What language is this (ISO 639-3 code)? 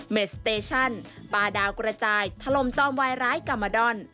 tha